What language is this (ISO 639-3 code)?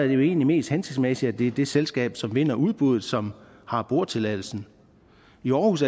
dan